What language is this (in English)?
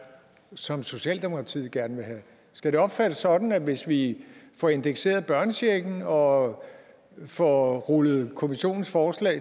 Danish